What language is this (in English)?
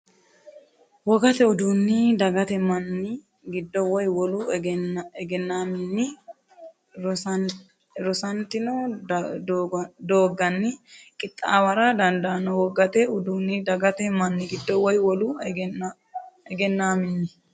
Sidamo